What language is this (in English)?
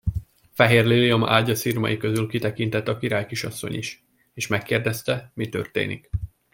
Hungarian